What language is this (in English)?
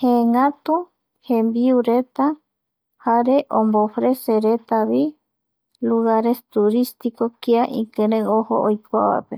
Eastern Bolivian Guaraní